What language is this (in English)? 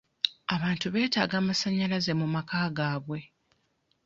Ganda